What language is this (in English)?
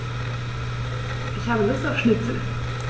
German